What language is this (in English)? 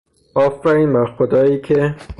Persian